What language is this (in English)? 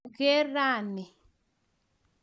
Kalenjin